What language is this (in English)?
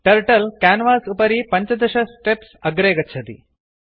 Sanskrit